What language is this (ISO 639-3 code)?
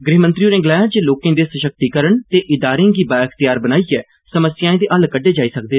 doi